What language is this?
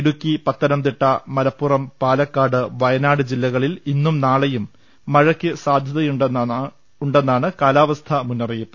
Malayalam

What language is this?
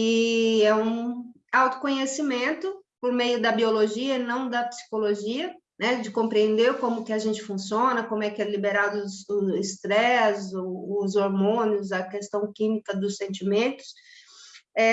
Portuguese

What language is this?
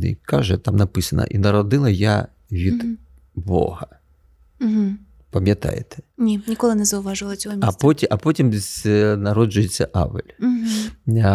Ukrainian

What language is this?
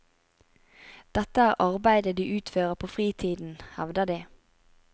Norwegian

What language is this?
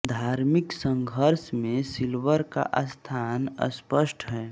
Hindi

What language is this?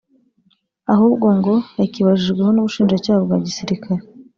Kinyarwanda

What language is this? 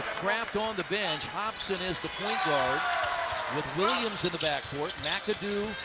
English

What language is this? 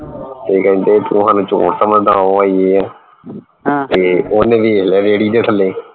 Punjabi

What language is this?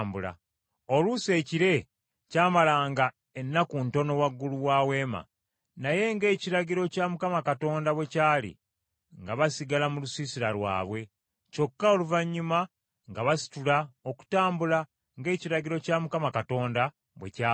Ganda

